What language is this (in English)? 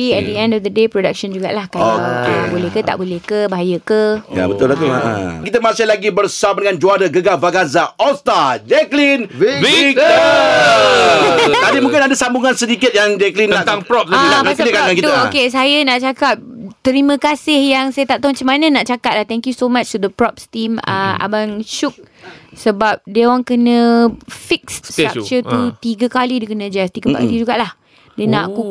Malay